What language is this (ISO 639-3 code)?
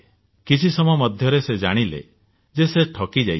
ori